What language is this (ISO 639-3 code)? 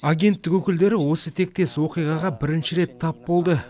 kaz